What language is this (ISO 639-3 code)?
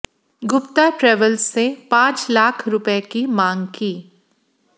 hin